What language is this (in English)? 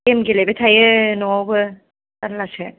Bodo